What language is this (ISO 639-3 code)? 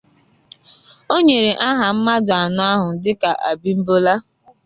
ibo